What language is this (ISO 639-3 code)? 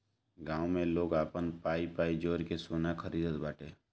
bho